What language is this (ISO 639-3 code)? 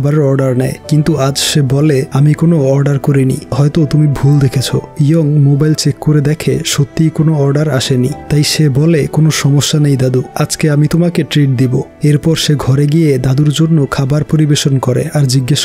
hin